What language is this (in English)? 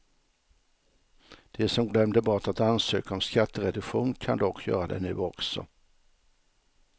Swedish